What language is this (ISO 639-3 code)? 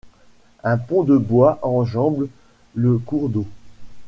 fra